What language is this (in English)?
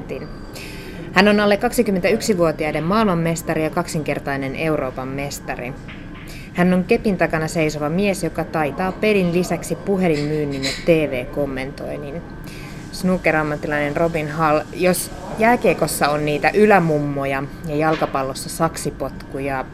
Finnish